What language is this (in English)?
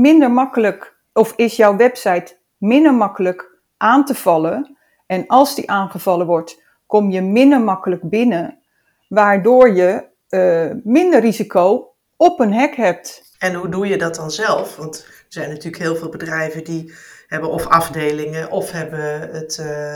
Dutch